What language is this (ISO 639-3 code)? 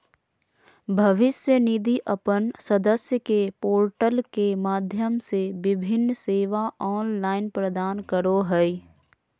mag